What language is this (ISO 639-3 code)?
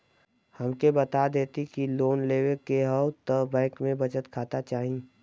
bho